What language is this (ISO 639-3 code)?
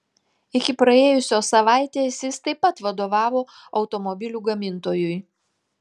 lit